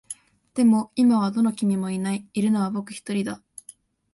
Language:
Japanese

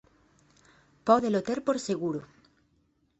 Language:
Galician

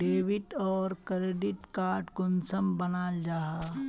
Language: Magahi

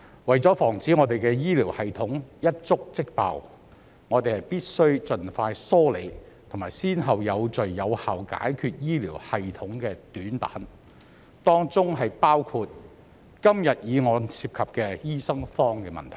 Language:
Cantonese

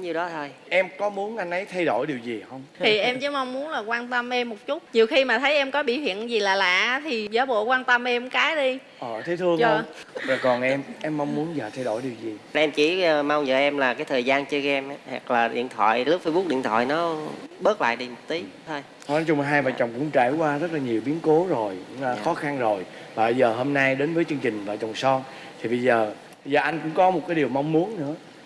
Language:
Vietnamese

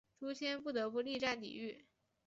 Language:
Chinese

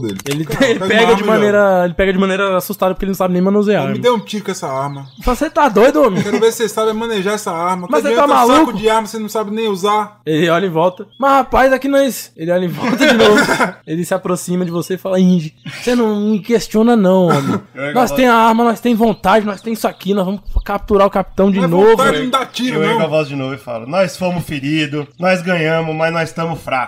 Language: Portuguese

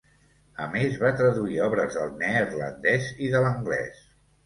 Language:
Catalan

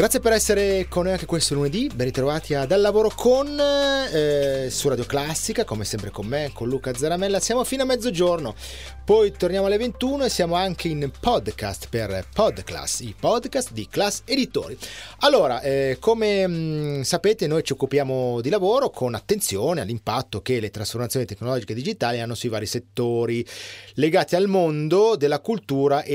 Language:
Italian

